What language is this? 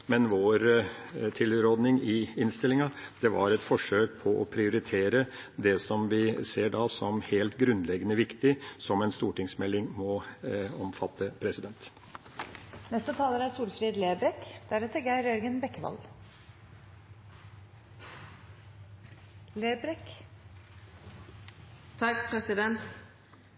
Norwegian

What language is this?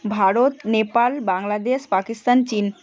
Bangla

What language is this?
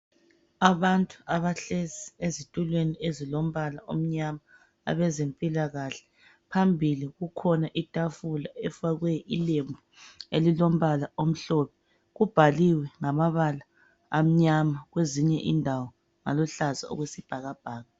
North Ndebele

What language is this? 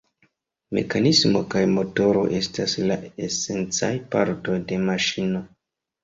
Esperanto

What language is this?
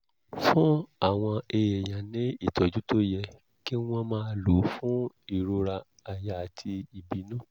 Yoruba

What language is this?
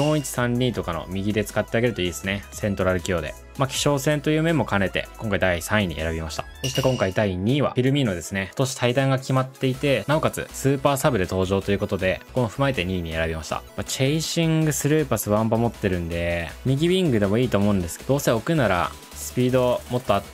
Japanese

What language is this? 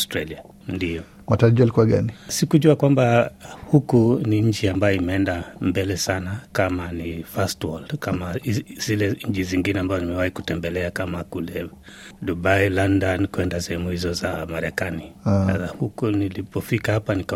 Swahili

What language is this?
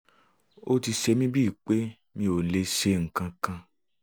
Yoruba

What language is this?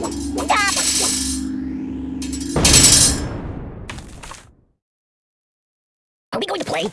English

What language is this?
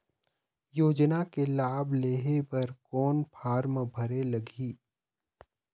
Chhattisgarhi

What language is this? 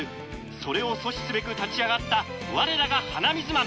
Japanese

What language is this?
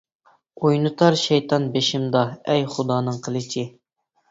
Uyghur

